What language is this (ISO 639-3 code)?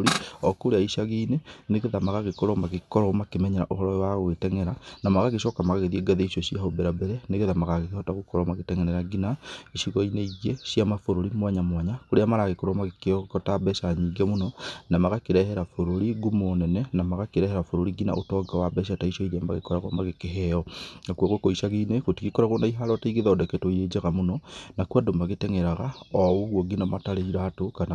kik